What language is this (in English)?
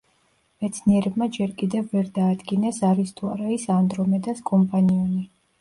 Georgian